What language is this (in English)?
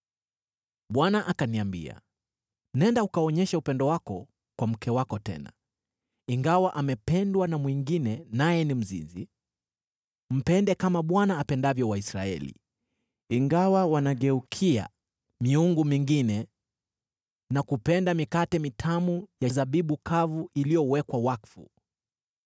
Swahili